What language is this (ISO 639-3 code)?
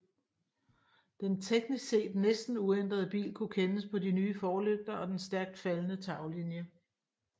dan